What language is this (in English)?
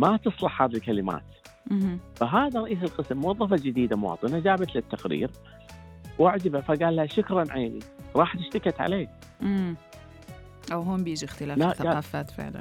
Arabic